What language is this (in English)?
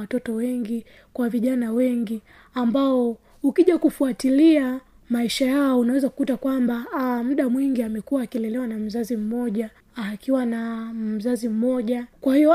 Swahili